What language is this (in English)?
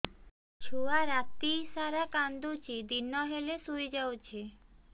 Odia